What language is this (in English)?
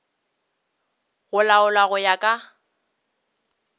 Northern Sotho